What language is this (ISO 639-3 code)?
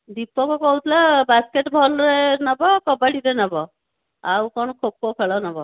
ori